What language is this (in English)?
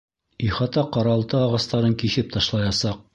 Bashkir